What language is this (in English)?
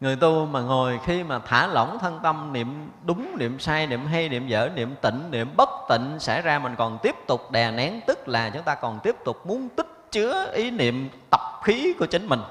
Vietnamese